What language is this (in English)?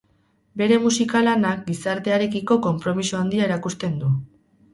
Basque